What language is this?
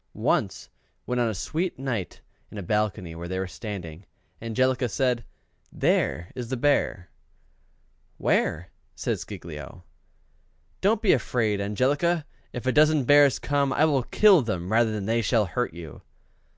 English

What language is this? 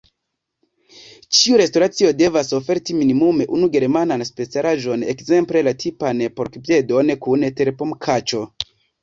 Esperanto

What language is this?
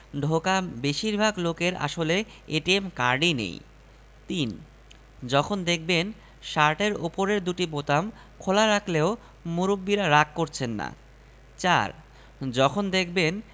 Bangla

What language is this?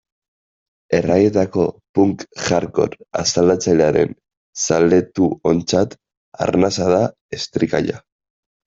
Basque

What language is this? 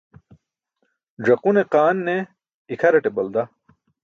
Burushaski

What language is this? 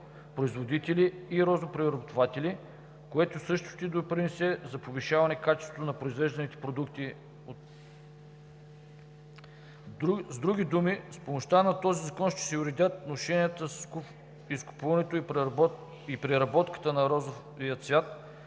Bulgarian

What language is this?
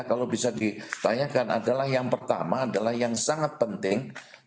Indonesian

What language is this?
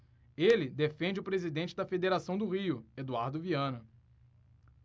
Portuguese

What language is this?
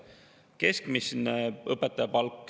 Estonian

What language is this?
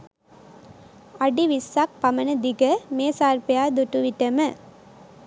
Sinhala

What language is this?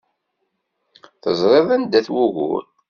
Kabyle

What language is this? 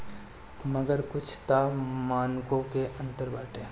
Bhojpuri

